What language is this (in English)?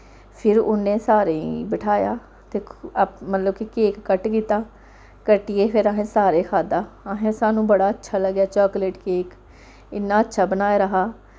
Dogri